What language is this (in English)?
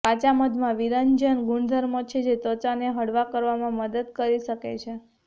Gujarati